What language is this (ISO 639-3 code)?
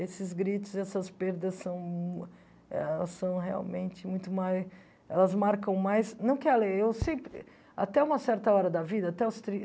por